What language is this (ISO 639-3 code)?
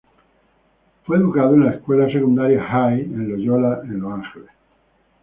spa